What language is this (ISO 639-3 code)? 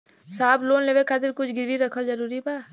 bho